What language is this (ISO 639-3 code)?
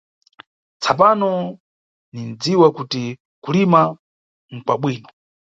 nyu